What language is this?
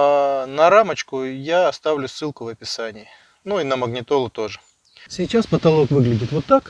Russian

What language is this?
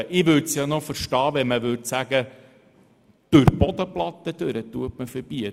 Swiss German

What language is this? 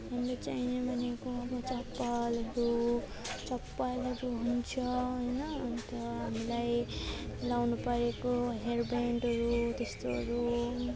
Nepali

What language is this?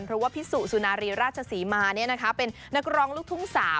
Thai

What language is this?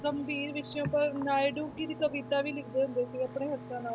Punjabi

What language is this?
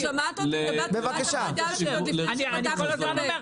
Hebrew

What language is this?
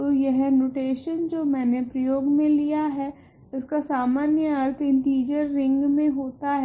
Hindi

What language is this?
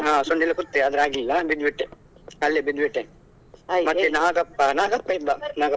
Kannada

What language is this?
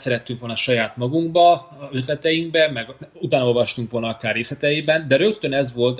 Hungarian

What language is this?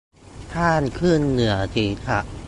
Thai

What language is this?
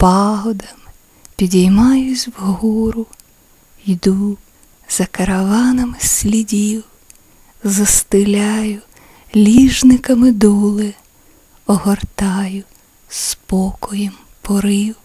Ukrainian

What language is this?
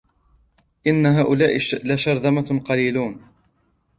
Arabic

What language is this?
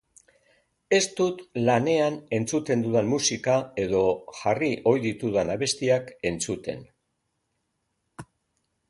Basque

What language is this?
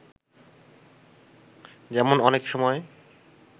Bangla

